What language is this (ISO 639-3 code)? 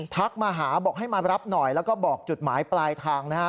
tha